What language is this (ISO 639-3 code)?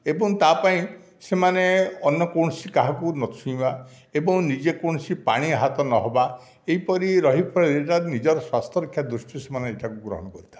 ori